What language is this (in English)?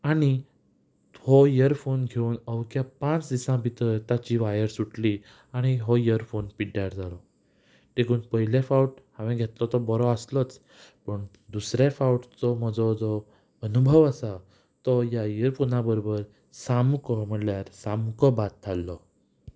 Konkani